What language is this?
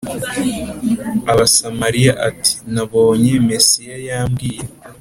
Kinyarwanda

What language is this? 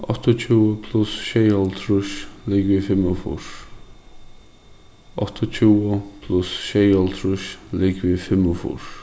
Faroese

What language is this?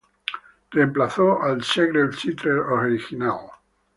Spanish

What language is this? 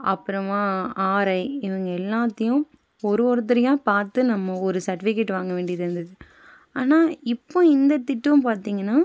Tamil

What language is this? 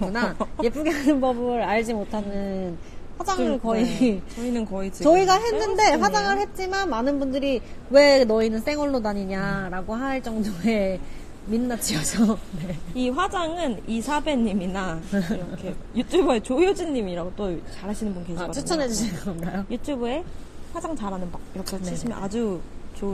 Korean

